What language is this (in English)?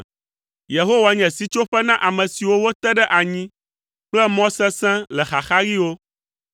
Ewe